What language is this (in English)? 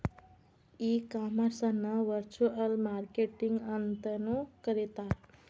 Kannada